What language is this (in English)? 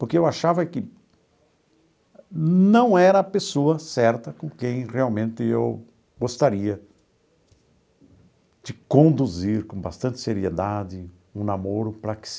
Portuguese